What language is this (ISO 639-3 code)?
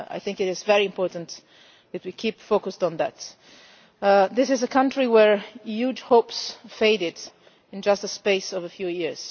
eng